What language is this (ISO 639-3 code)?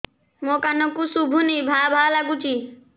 ori